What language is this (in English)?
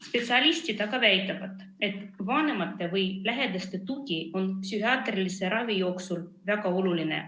Estonian